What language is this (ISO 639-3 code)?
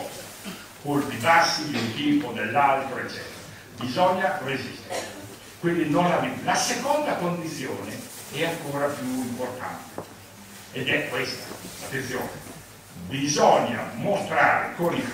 ita